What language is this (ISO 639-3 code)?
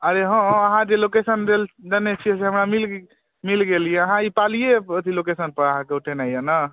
mai